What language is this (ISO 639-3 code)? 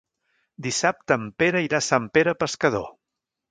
cat